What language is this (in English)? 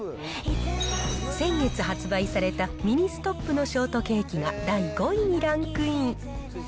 Japanese